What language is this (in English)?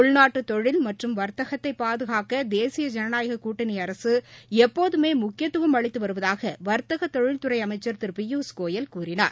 Tamil